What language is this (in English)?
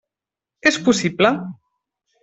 Catalan